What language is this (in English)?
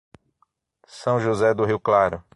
Portuguese